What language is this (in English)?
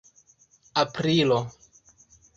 Esperanto